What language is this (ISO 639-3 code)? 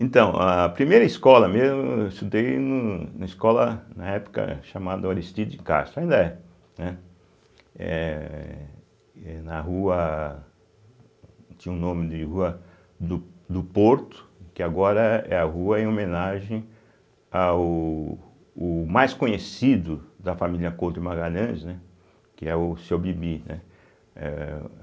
por